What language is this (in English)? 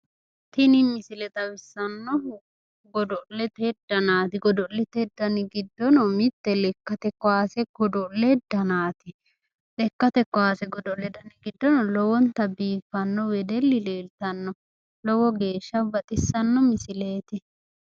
Sidamo